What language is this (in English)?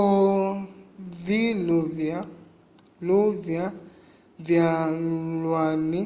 Umbundu